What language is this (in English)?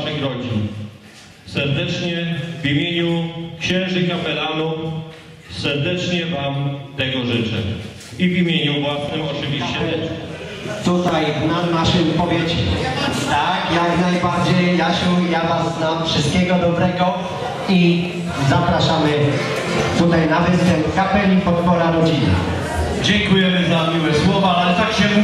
Polish